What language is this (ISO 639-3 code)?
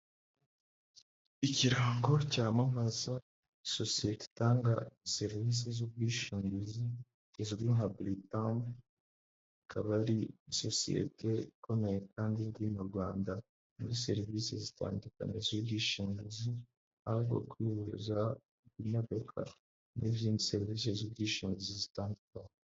kin